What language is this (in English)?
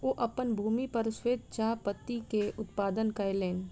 Maithili